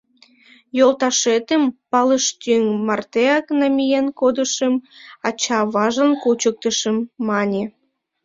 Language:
Mari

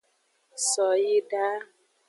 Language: Aja (Benin)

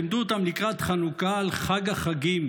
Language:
Hebrew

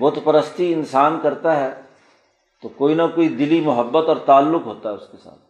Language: Urdu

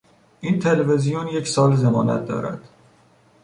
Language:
Persian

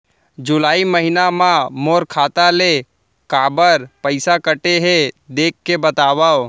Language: Chhattisgarhi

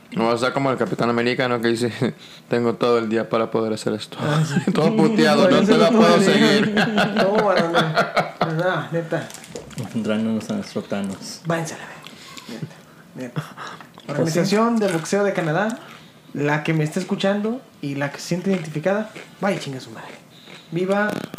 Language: Spanish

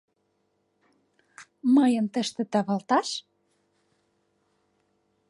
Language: Mari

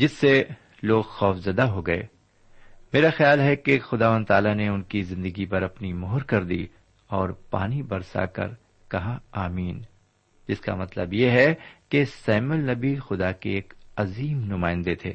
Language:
Urdu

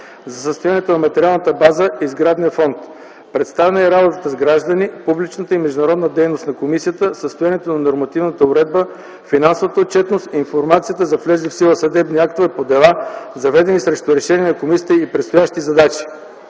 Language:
Bulgarian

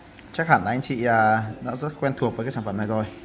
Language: Vietnamese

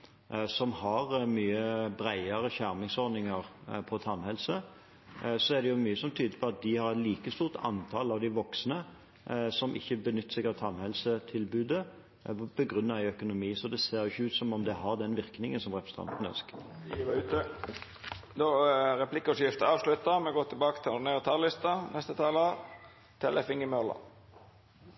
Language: Norwegian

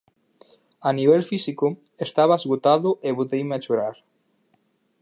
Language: Galician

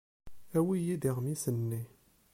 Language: Kabyle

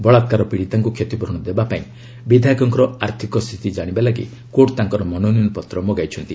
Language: Odia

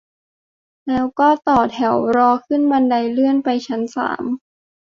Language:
Thai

